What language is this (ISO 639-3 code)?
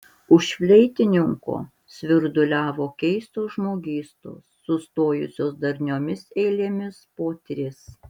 lit